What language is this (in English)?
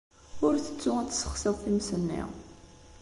Kabyle